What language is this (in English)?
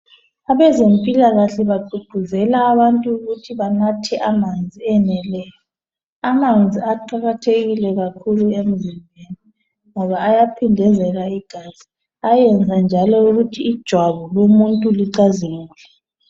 North Ndebele